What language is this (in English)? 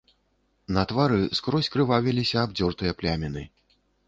Belarusian